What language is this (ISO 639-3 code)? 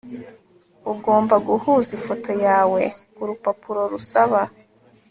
kin